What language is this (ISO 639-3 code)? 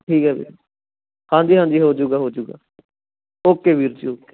pan